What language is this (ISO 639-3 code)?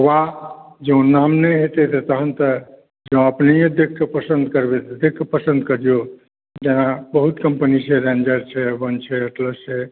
mai